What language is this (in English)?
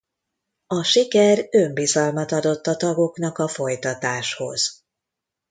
Hungarian